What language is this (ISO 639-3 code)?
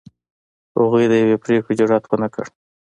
pus